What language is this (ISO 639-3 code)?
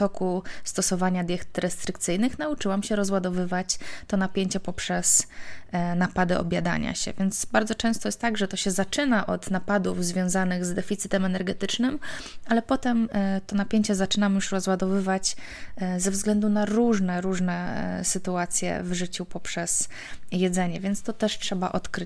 pol